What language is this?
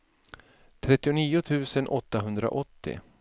Swedish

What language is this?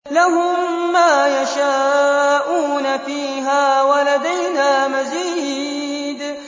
Arabic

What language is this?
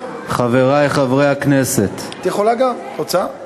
Hebrew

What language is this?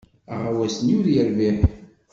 Kabyle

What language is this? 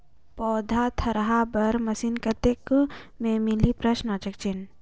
Chhattisgarhi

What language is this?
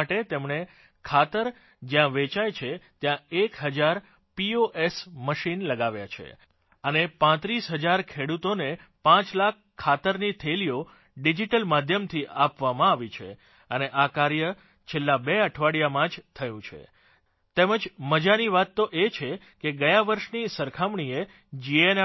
Gujarati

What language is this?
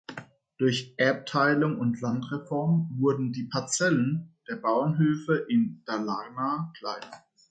German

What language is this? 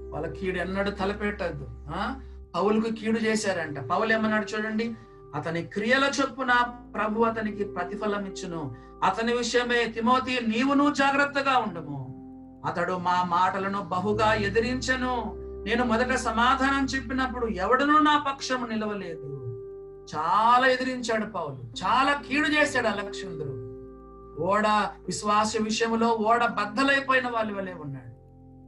Telugu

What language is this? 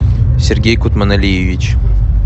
Russian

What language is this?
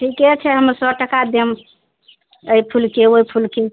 Maithili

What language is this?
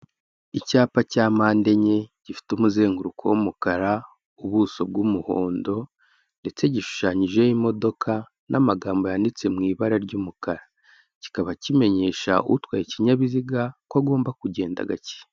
Kinyarwanda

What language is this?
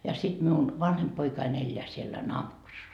Finnish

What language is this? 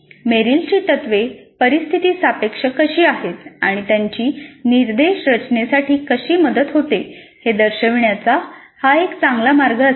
Marathi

